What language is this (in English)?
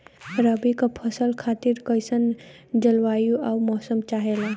Bhojpuri